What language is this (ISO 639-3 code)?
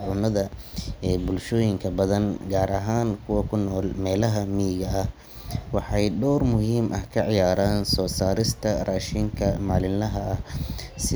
som